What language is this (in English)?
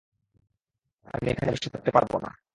Bangla